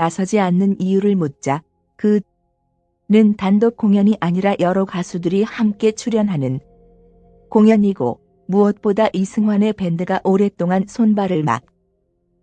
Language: Korean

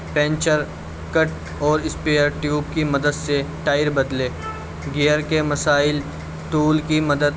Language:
Urdu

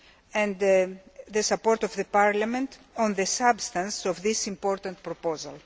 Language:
English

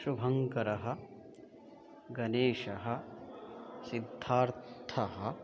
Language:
Sanskrit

